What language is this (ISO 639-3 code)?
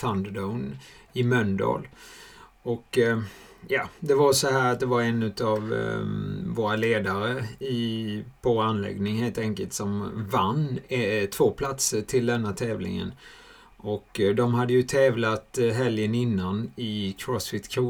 swe